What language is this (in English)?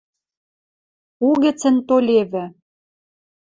Western Mari